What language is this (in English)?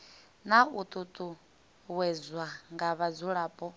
Venda